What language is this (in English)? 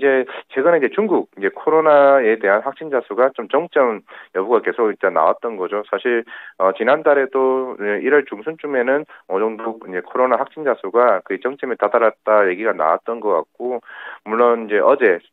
Korean